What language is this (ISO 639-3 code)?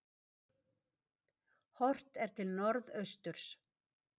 isl